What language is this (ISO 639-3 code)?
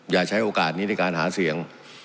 tha